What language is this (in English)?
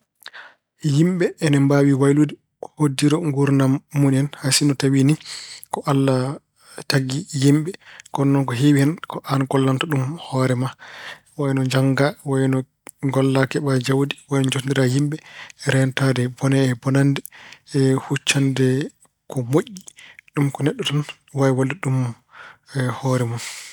Fula